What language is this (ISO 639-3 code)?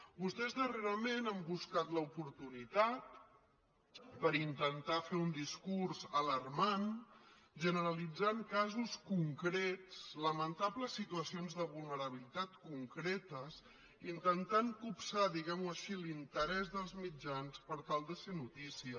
cat